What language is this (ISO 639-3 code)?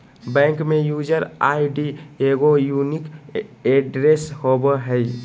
mag